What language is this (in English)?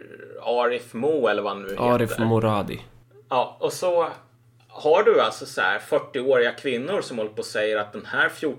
Swedish